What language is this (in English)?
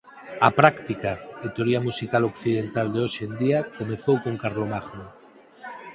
Galician